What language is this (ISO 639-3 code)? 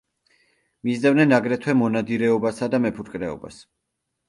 kat